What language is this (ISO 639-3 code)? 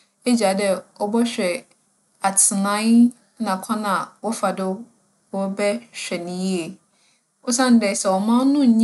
aka